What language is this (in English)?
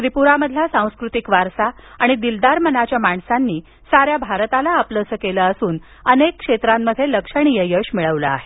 Marathi